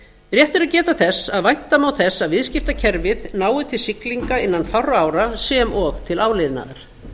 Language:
Icelandic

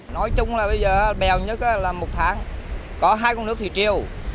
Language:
Vietnamese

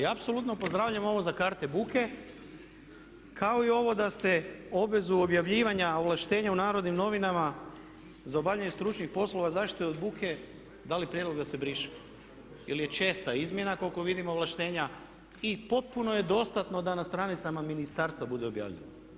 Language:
Croatian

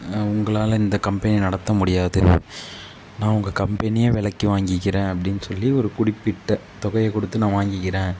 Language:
Tamil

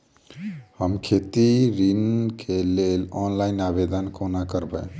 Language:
Maithili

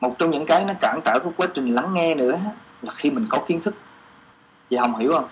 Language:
Vietnamese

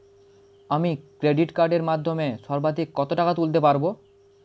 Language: Bangla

